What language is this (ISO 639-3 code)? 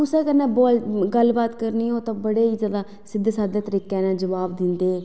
doi